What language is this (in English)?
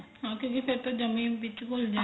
Punjabi